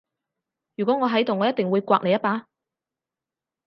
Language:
Cantonese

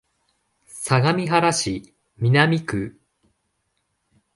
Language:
Japanese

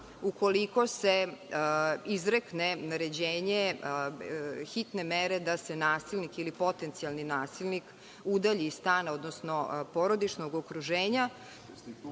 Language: Serbian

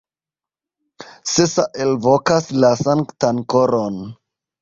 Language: Esperanto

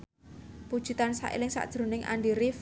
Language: Javanese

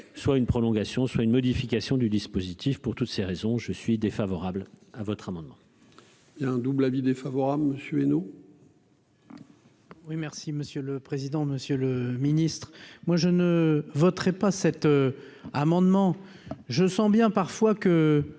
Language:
French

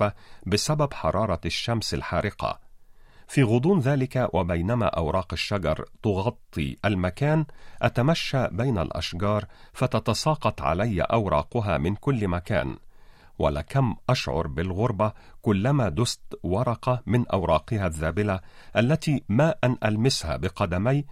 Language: Arabic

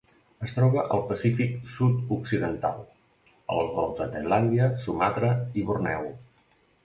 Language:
Catalan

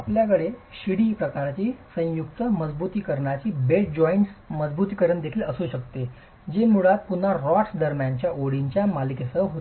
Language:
Marathi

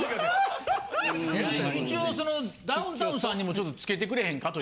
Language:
Japanese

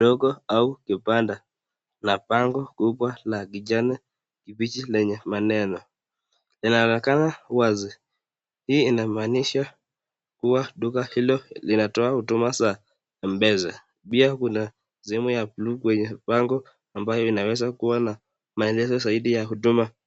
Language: Swahili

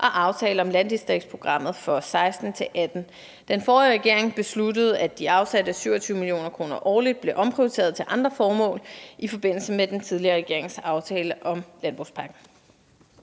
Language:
Danish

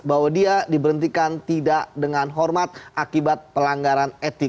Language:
Indonesian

